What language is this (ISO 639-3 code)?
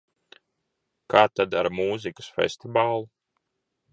lav